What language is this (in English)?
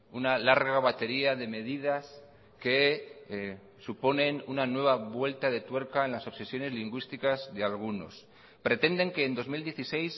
Spanish